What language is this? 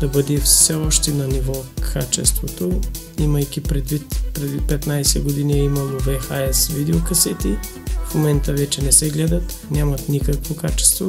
Bulgarian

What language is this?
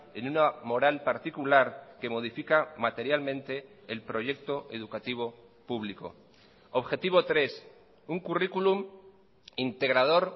Spanish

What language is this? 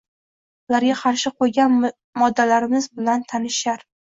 Uzbek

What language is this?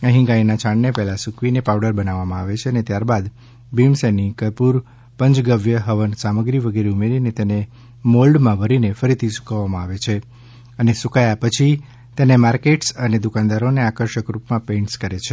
Gujarati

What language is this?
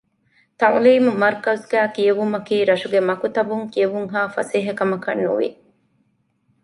Divehi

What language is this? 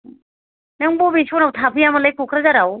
Bodo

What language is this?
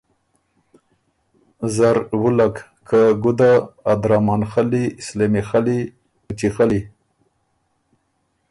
Ormuri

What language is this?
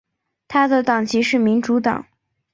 Chinese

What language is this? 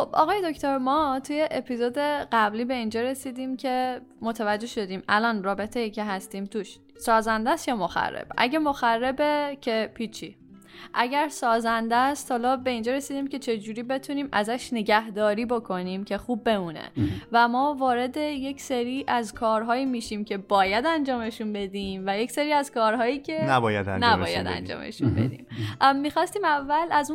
Persian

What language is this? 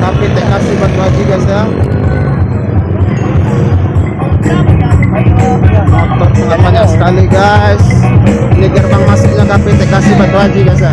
Indonesian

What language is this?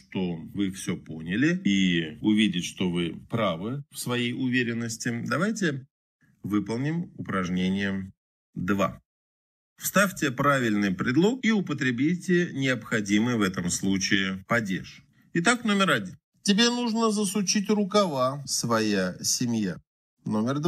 Russian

